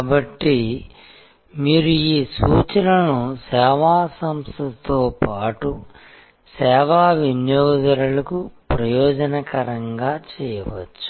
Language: Telugu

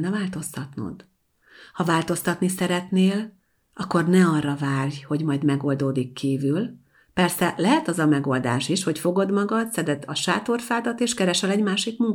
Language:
Hungarian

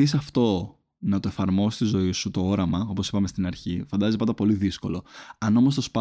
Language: Greek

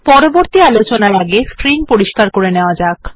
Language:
Bangla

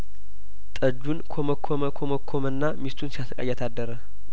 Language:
Amharic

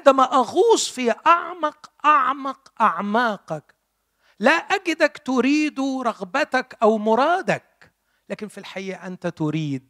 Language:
Arabic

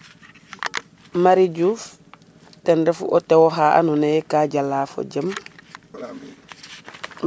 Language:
Serer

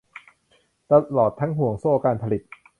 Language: Thai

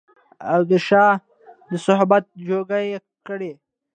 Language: Pashto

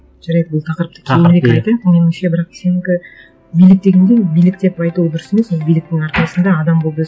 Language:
Kazakh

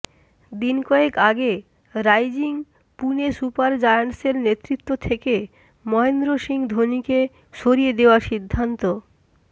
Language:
Bangla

